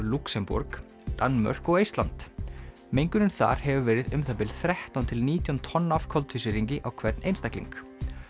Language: Icelandic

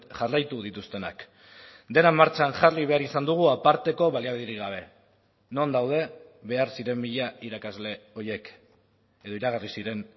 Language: Basque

